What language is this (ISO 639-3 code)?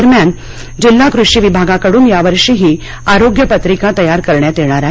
mar